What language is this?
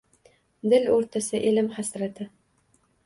Uzbek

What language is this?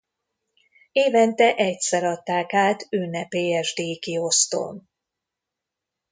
Hungarian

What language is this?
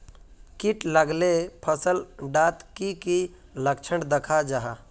Magahi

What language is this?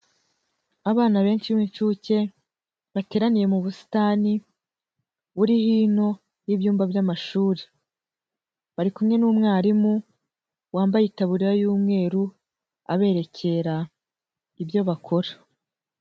Kinyarwanda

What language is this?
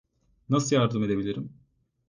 Turkish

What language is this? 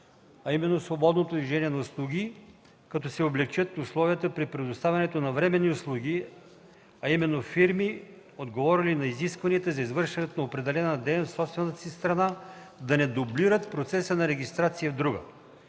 Bulgarian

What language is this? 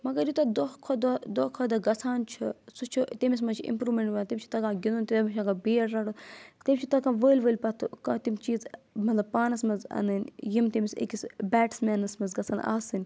Kashmiri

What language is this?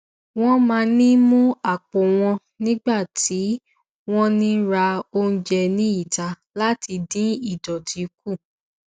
Yoruba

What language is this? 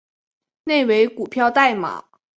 Chinese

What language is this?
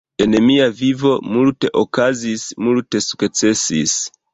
Esperanto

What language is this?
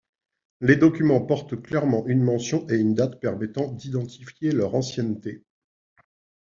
French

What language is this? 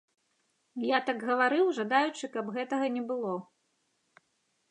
Belarusian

